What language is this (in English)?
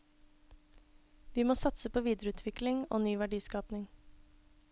Norwegian